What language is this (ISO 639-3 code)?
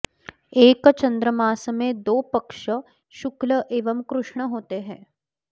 san